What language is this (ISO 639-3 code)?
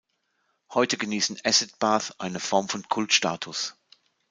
deu